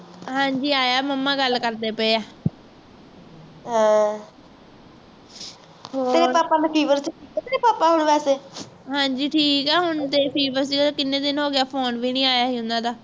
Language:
Punjabi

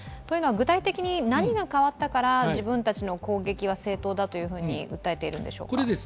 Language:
Japanese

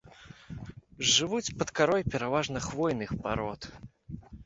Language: Belarusian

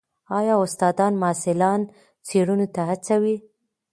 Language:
Pashto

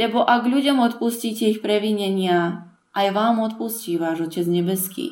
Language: Slovak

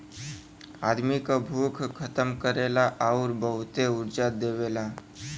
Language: Bhojpuri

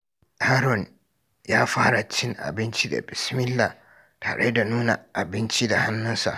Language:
Hausa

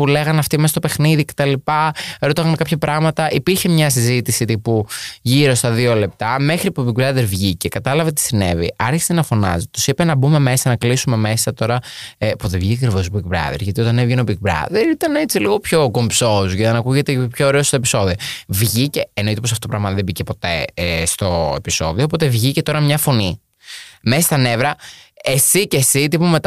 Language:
Greek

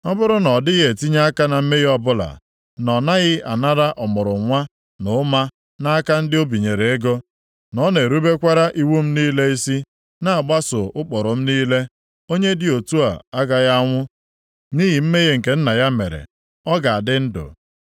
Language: Igbo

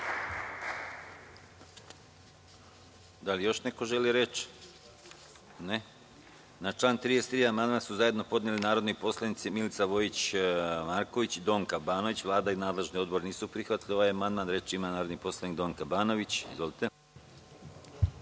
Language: Serbian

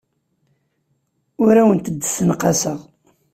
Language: Kabyle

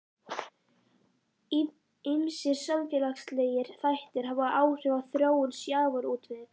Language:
Icelandic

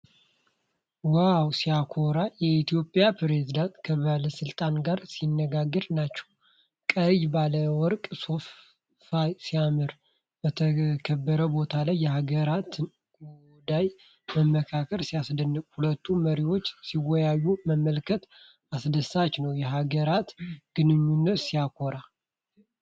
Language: Amharic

